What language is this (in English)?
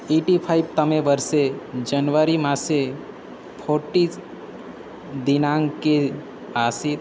Sanskrit